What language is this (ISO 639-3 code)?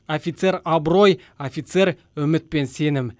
kaz